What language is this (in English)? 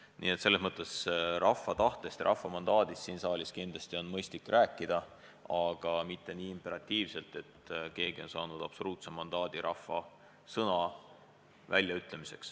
Estonian